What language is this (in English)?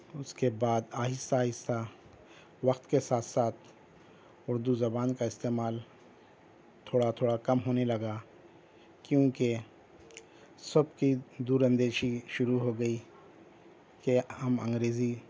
Urdu